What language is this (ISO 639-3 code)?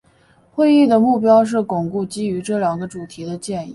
zho